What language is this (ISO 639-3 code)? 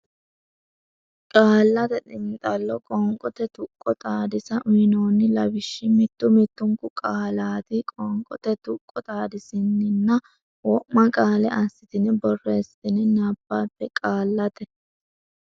sid